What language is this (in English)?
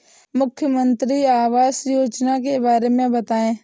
Hindi